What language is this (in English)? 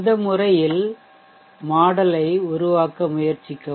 Tamil